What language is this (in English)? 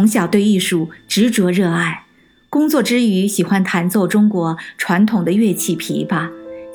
Chinese